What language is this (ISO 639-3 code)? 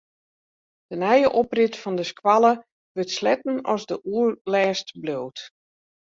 fry